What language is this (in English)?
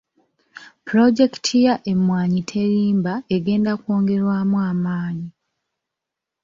Ganda